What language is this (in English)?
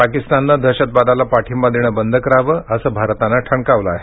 Marathi